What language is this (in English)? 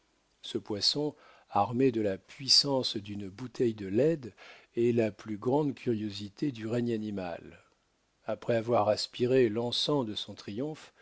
French